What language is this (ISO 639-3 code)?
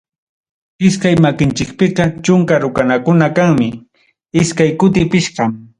quy